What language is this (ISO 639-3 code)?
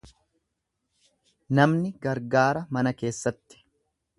orm